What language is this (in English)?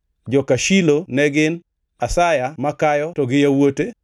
Luo (Kenya and Tanzania)